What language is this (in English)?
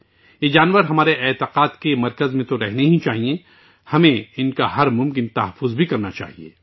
Urdu